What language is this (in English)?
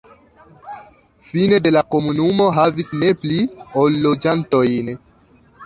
Esperanto